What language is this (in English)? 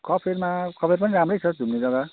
Nepali